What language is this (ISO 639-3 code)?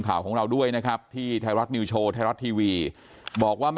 tha